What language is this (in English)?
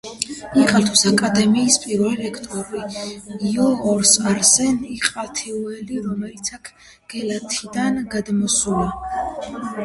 Georgian